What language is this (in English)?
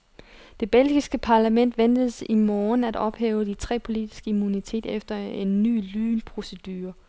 Danish